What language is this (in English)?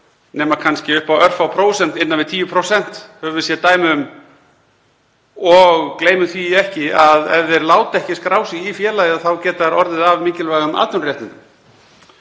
Icelandic